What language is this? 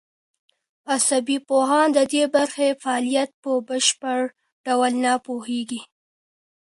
Pashto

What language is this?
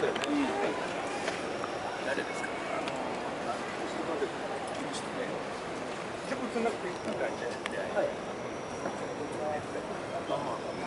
Japanese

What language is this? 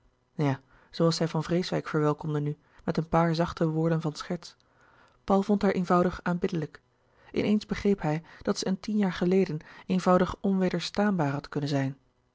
Dutch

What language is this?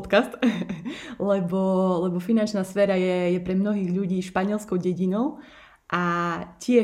Slovak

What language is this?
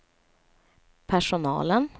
Swedish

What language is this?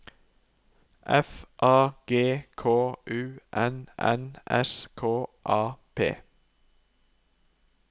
Norwegian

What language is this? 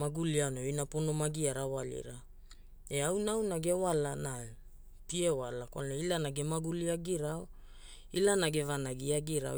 Hula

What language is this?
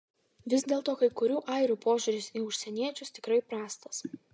Lithuanian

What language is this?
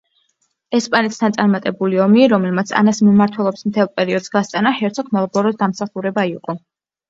Georgian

